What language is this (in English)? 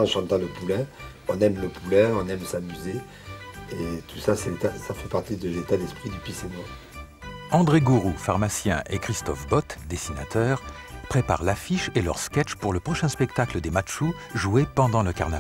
French